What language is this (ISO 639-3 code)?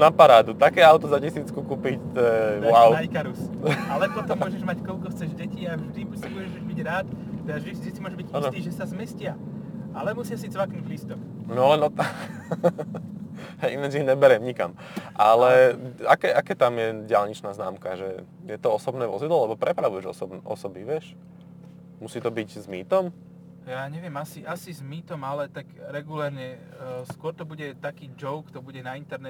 slk